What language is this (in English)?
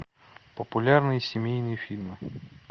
Russian